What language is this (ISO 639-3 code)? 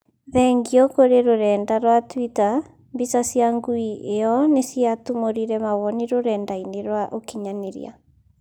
kik